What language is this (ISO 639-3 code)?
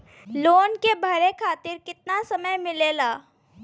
bho